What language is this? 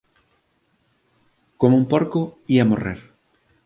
Galician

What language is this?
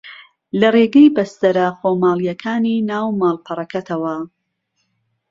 Central Kurdish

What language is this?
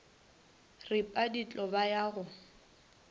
Northern Sotho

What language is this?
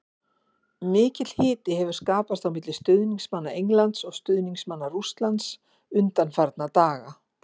Icelandic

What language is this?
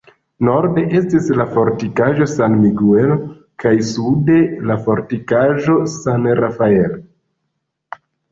Esperanto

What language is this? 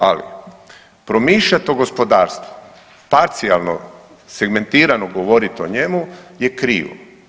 Croatian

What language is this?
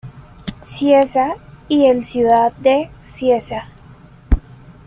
Spanish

